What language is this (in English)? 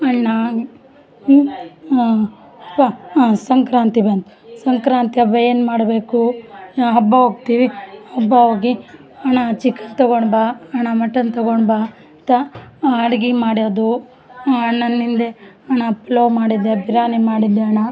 Kannada